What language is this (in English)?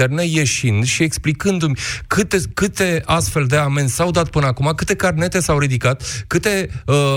Romanian